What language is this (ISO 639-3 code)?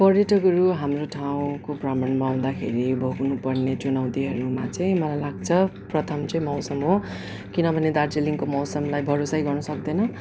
nep